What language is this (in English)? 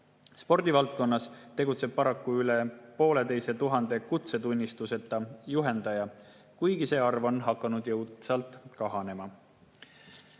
Estonian